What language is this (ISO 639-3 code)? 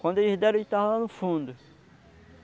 por